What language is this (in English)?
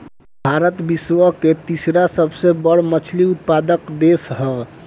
Bhojpuri